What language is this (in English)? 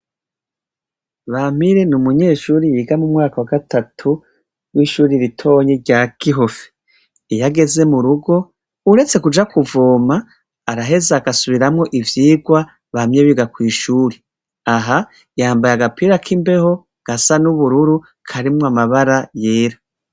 Rundi